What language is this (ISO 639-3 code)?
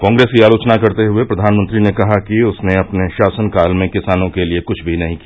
hin